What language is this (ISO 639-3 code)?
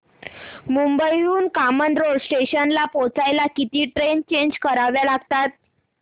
mar